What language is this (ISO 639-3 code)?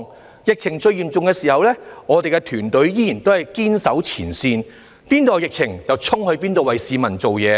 yue